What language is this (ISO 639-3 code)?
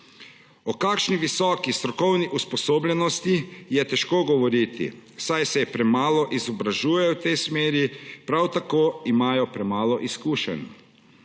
slv